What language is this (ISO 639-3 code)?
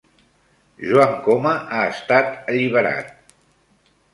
cat